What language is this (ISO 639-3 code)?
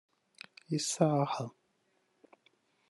kin